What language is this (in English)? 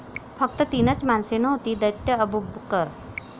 Marathi